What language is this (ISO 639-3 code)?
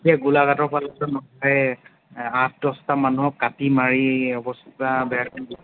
asm